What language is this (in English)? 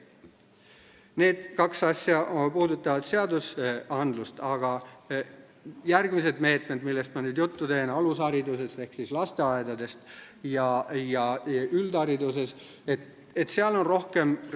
Estonian